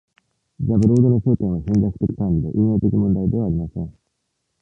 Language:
Japanese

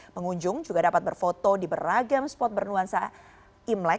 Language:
Indonesian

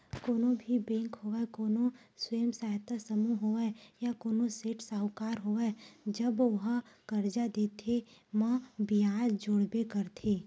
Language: Chhattisgarhi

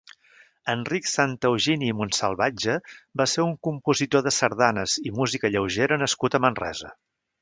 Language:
Catalan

